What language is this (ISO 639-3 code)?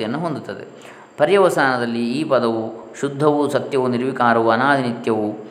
kan